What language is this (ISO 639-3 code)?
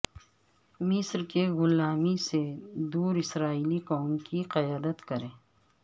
urd